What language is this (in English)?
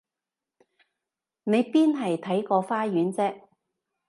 Cantonese